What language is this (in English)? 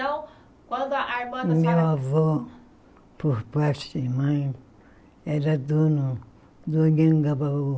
Portuguese